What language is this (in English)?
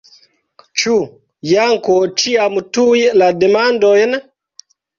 Esperanto